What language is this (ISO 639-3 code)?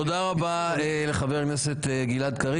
heb